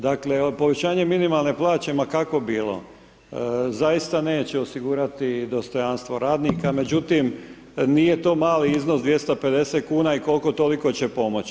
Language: Croatian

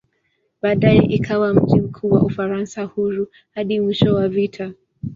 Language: Swahili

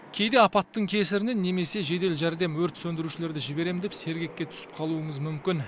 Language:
Kazakh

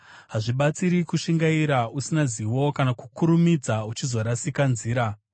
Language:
Shona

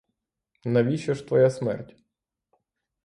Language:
Ukrainian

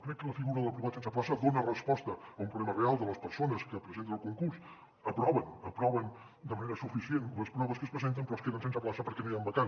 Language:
Catalan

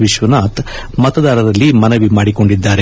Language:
Kannada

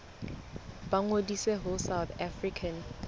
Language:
Southern Sotho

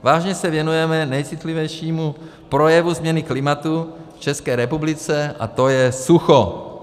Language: Czech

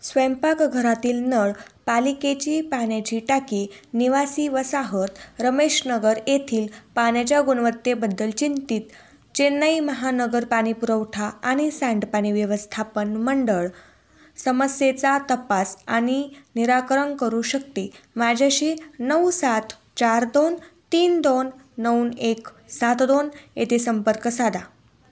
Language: Marathi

